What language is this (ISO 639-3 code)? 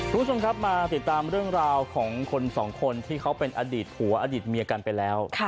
tha